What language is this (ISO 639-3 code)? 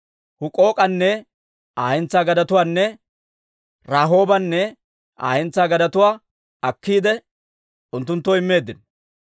dwr